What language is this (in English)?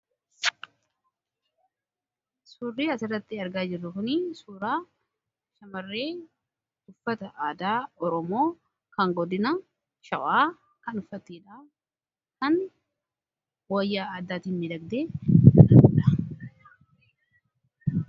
Oromo